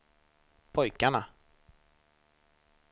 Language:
Swedish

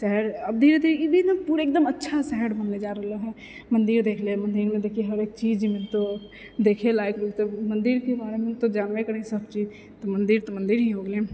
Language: Maithili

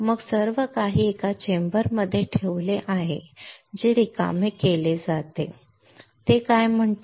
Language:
Marathi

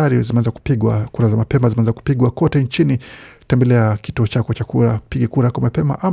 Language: Swahili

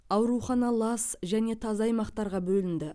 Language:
Kazakh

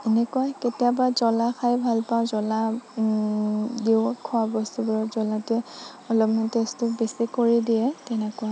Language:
Assamese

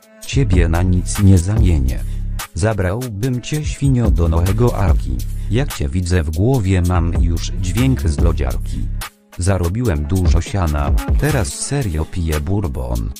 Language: Polish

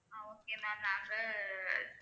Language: Tamil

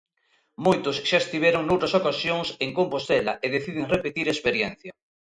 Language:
Galician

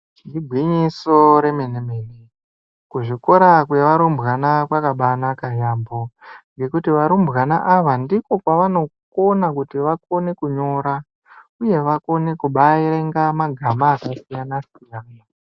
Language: Ndau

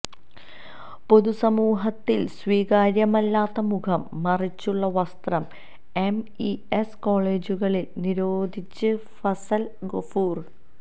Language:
Malayalam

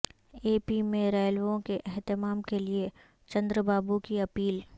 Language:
Urdu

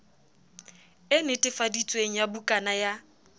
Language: Southern Sotho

